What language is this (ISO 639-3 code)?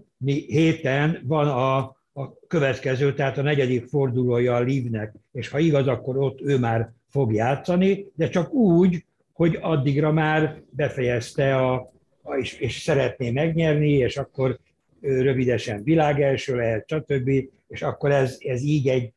hun